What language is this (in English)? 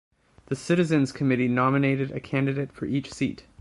English